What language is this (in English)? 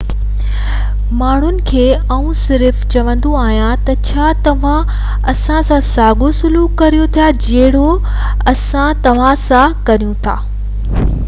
Sindhi